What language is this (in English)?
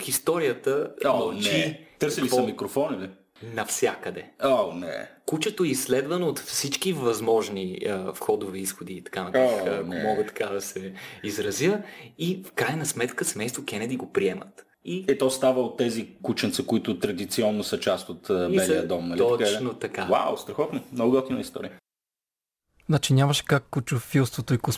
Bulgarian